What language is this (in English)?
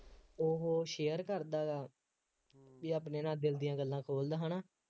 Punjabi